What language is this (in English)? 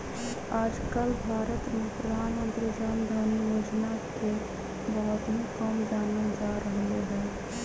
Magahi